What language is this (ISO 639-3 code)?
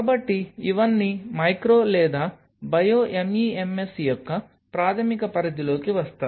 tel